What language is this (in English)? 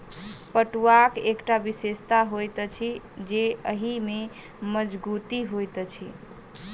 Maithili